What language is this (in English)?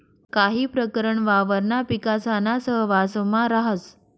Marathi